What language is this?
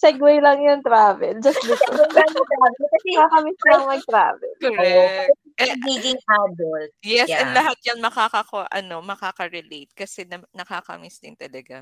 Filipino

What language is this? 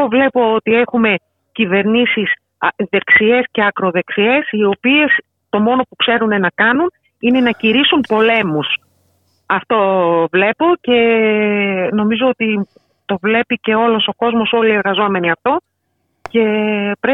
Greek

